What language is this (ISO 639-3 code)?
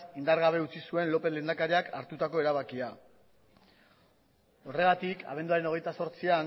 eus